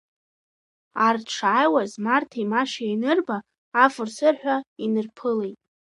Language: Abkhazian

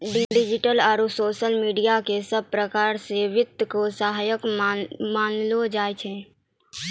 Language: Maithili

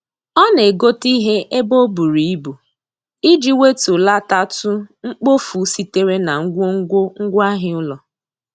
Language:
Igbo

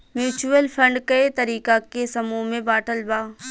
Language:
Bhojpuri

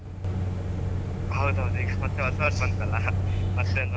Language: Kannada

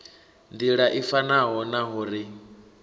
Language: Venda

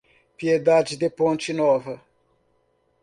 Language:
Portuguese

